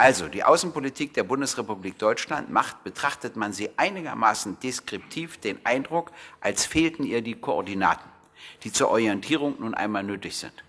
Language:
German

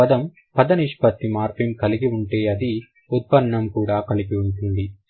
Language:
Telugu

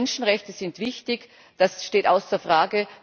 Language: German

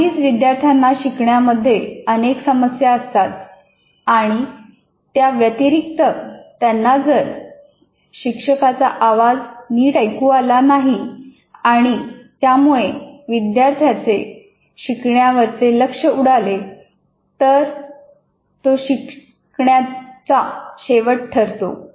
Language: Marathi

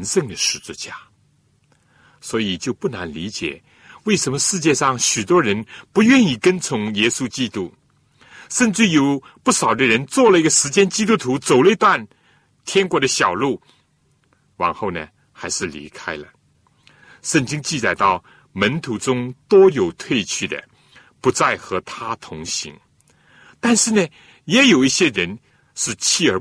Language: Chinese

